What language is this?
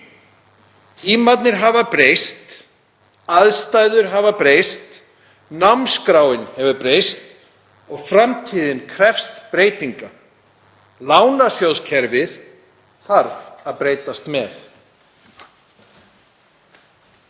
Icelandic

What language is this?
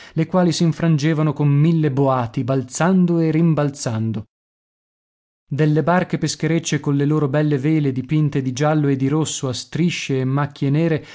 Italian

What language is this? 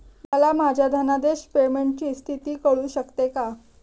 Marathi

